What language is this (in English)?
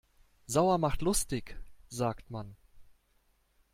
German